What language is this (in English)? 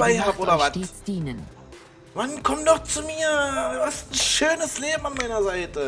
German